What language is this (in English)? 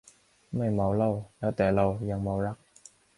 Thai